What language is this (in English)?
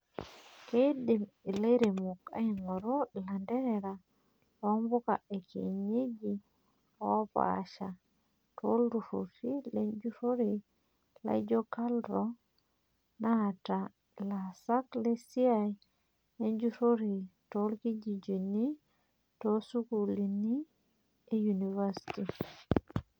Masai